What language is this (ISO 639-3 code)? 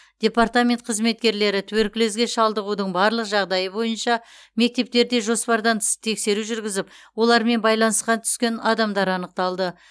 kaz